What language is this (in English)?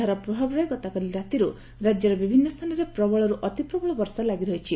Odia